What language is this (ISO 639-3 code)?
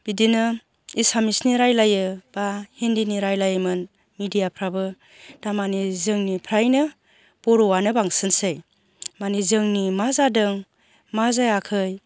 brx